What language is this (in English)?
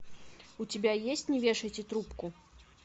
Russian